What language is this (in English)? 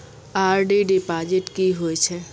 Maithili